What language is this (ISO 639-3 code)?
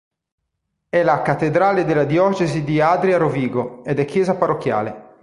ita